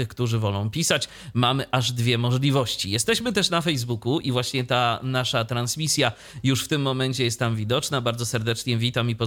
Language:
Polish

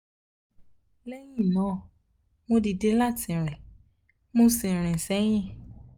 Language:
Yoruba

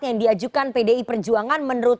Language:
Indonesian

